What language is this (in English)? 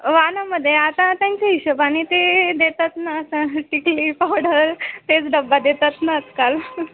Marathi